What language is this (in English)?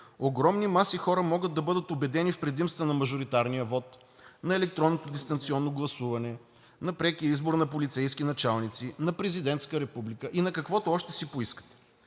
Bulgarian